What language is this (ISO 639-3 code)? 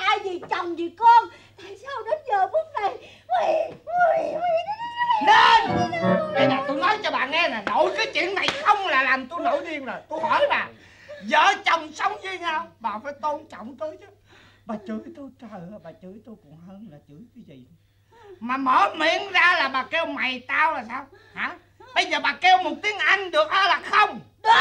vie